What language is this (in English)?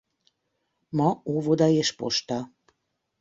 Hungarian